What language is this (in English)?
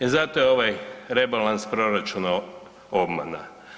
Croatian